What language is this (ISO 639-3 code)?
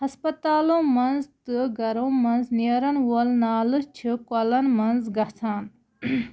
kas